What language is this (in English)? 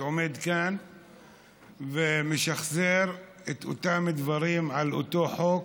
Hebrew